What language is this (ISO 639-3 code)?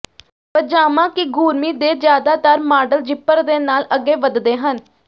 pan